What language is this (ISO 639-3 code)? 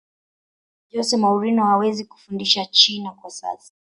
swa